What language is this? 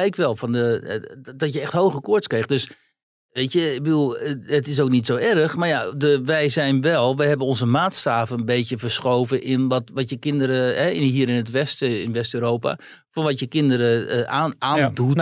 Dutch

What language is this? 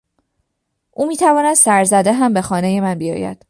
Persian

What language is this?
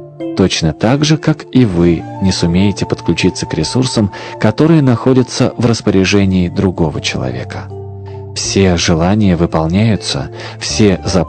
Russian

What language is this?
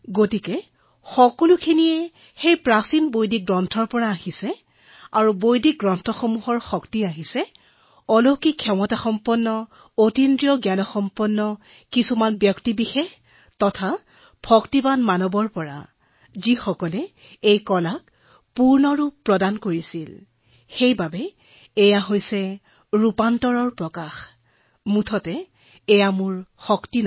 Assamese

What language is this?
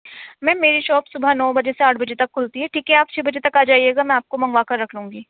Urdu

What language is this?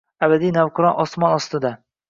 Uzbek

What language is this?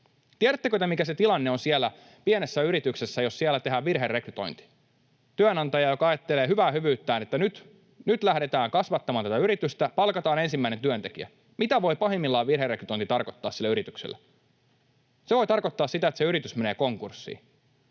Finnish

